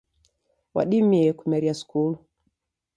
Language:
Taita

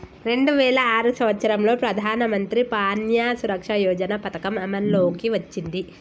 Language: Telugu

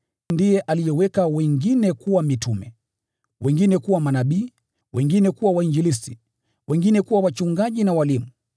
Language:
Swahili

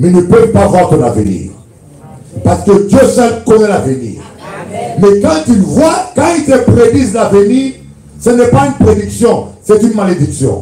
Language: French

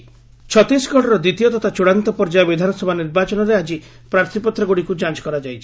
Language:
Odia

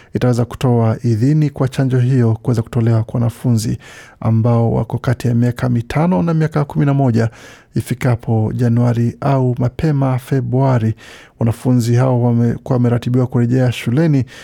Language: Swahili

